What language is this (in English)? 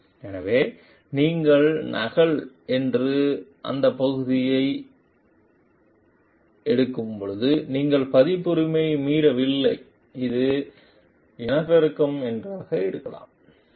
Tamil